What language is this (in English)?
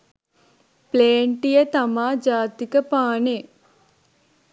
Sinhala